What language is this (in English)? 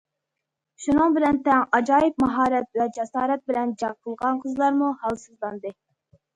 Uyghur